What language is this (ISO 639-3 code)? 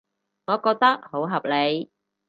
yue